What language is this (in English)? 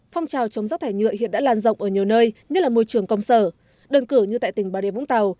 Vietnamese